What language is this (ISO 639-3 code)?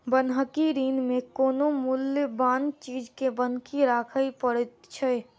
mai